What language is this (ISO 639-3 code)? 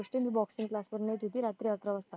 mar